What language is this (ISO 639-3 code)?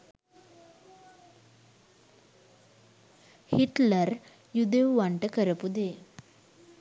sin